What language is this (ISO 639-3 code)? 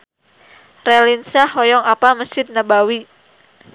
sun